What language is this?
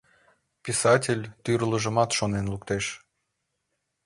Mari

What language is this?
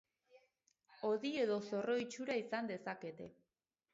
Basque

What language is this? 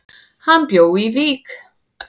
Icelandic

